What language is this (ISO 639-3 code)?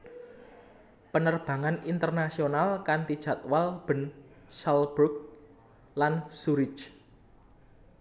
jav